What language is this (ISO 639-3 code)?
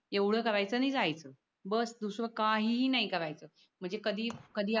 mar